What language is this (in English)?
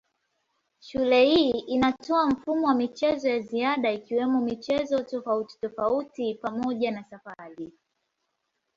Swahili